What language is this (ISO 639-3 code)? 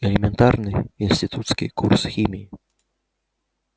rus